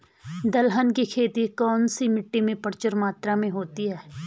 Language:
Hindi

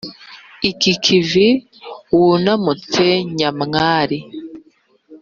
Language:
Kinyarwanda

